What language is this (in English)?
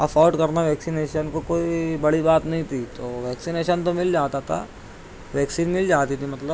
Urdu